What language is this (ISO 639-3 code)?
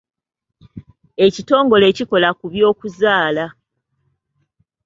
lug